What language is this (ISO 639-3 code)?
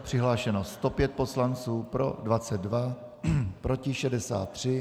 ces